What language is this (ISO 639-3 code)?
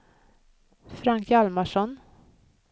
swe